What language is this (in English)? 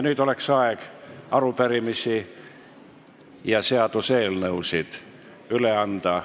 Estonian